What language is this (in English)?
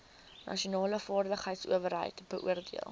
Afrikaans